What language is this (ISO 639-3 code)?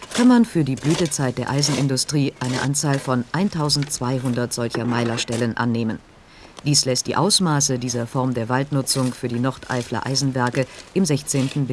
deu